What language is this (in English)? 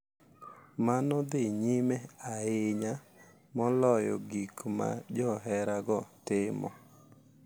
Luo (Kenya and Tanzania)